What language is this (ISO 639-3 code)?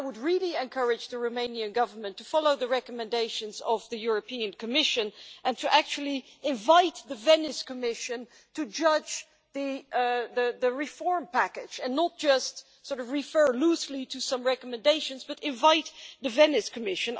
eng